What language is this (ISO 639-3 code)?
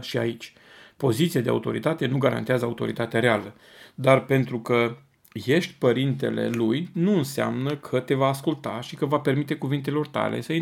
ron